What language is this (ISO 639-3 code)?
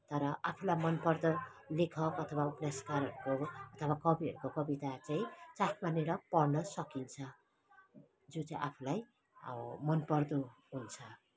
nep